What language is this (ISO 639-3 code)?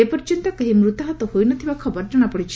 ori